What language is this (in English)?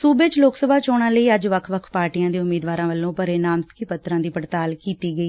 Punjabi